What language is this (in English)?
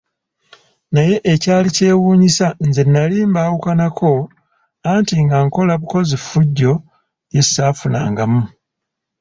Ganda